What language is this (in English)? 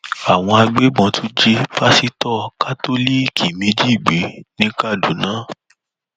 Yoruba